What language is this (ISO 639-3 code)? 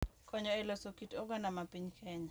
luo